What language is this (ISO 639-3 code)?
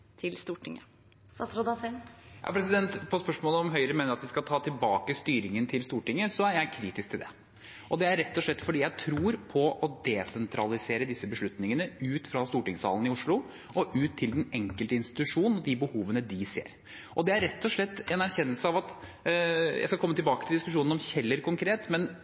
nob